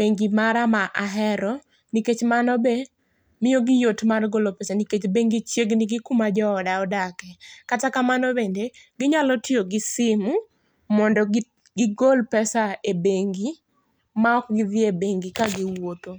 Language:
Luo (Kenya and Tanzania)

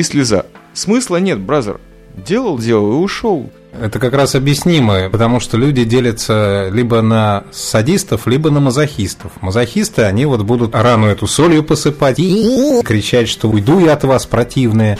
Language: Russian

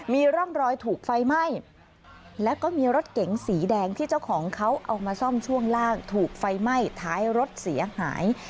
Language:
Thai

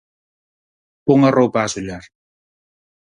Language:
Galician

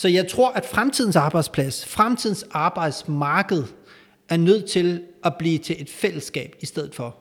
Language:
Danish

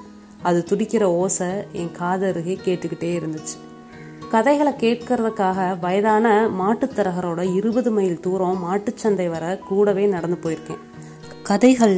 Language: Tamil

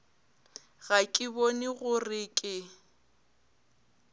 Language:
Northern Sotho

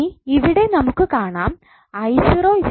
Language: Malayalam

